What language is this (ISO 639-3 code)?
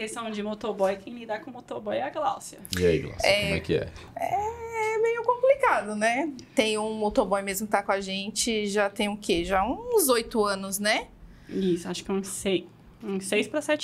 por